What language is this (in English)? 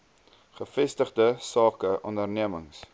Afrikaans